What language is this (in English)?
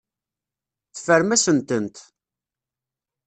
Kabyle